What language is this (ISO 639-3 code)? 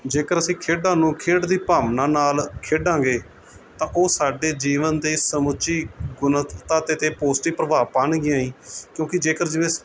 pan